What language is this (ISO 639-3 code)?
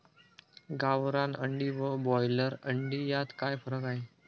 mar